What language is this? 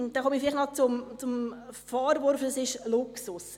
Swiss German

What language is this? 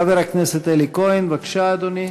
Hebrew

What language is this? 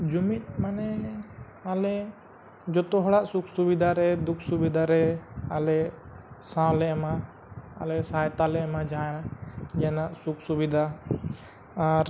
Santali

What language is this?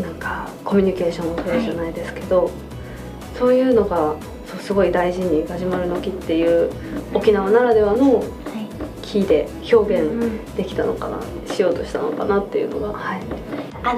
Japanese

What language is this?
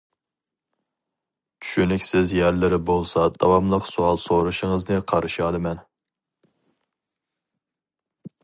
Uyghur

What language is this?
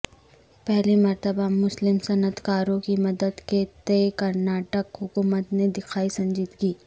Urdu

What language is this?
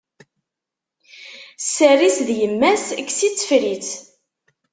Kabyle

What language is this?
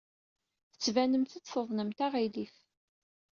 Kabyle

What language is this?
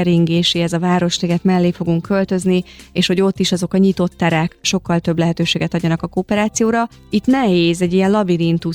Hungarian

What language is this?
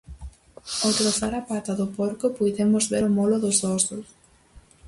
Galician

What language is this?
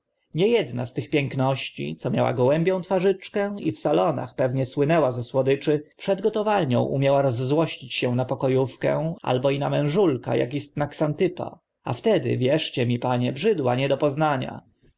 Polish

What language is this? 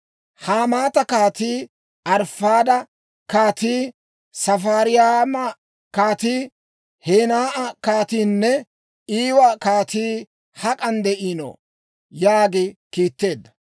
Dawro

